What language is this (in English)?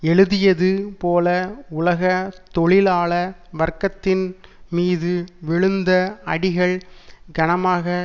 Tamil